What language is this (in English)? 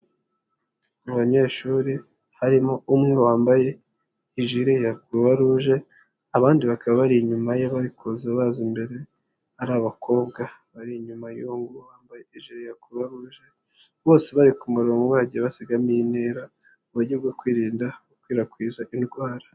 Kinyarwanda